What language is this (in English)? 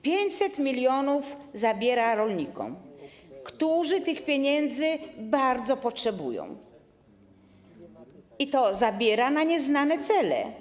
Polish